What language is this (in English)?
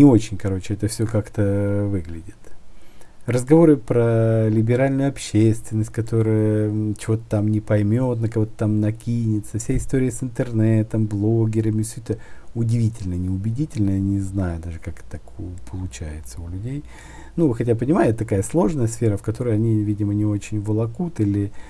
Russian